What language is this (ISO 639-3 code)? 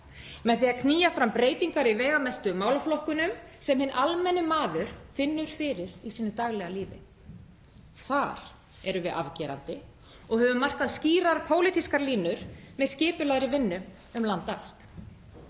isl